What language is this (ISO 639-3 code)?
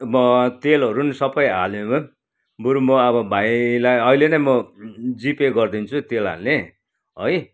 nep